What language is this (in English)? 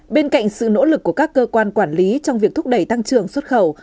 Vietnamese